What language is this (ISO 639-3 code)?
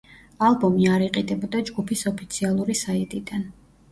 kat